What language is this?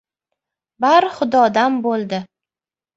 Uzbek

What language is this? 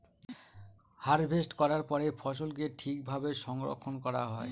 Bangla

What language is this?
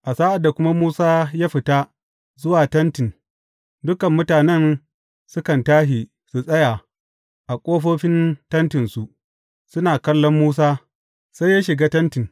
Hausa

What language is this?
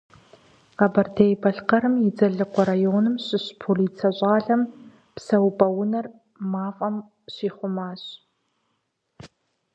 Kabardian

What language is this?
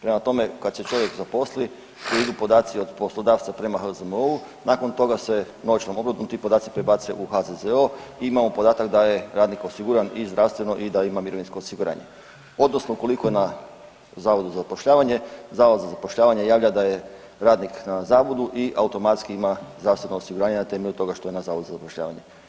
Croatian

